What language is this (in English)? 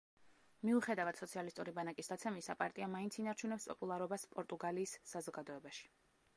Georgian